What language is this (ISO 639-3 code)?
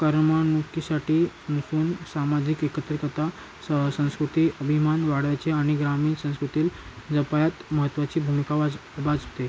mar